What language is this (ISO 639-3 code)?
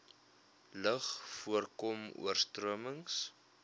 afr